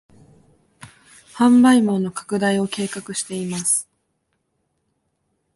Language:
Japanese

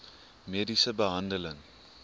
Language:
Afrikaans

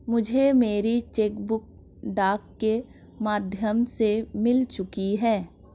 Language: Hindi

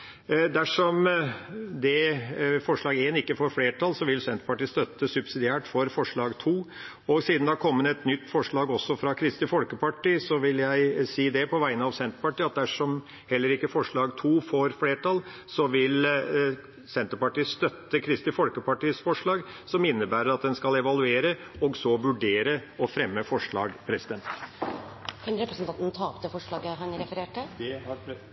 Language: Norwegian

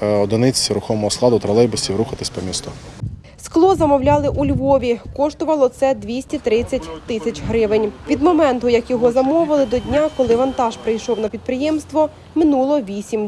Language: Ukrainian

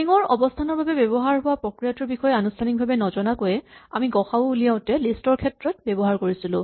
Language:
Assamese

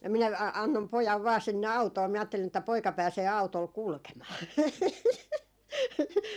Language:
Finnish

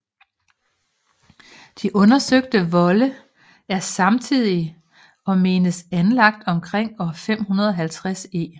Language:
Danish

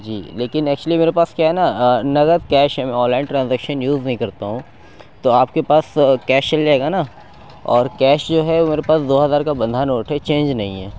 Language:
Urdu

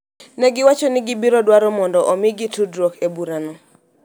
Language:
Luo (Kenya and Tanzania)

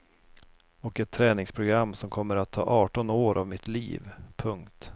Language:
Swedish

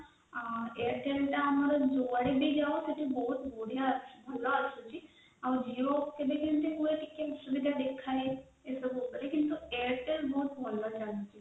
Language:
Odia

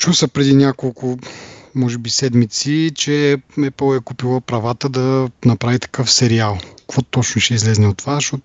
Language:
Bulgarian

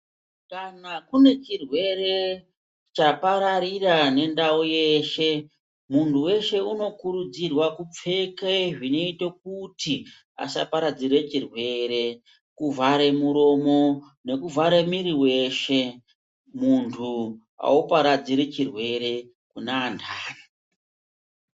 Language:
Ndau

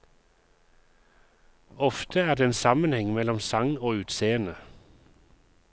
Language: Norwegian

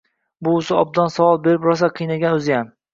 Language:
Uzbek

